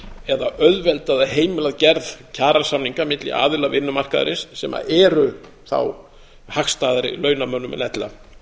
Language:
Icelandic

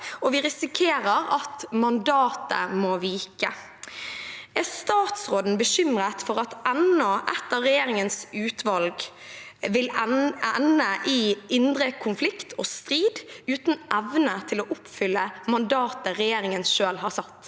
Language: Norwegian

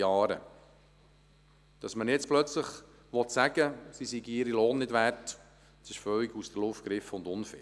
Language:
Swiss German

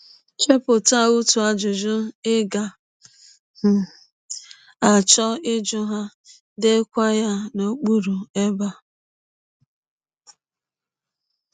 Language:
Igbo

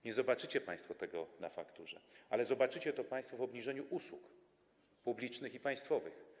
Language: Polish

